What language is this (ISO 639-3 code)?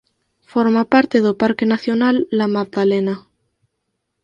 glg